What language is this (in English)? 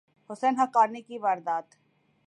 Urdu